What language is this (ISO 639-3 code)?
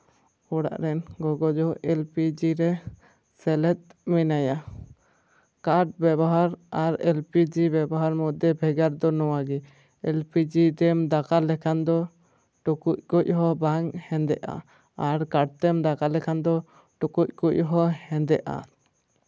sat